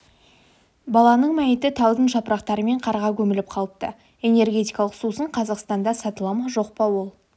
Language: Kazakh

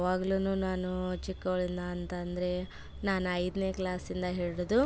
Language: Kannada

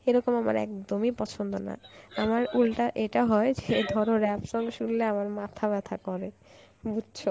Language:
Bangla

